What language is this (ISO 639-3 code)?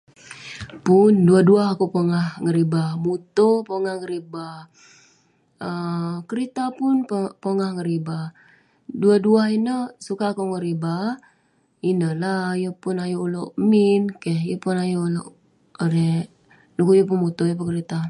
pne